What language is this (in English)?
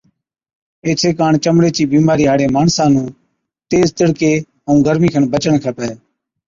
Od